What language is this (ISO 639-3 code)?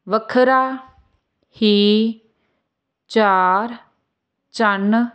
pan